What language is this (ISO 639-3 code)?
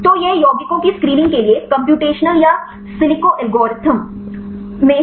hin